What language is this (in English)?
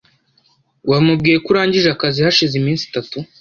Kinyarwanda